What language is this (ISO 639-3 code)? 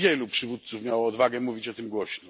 pol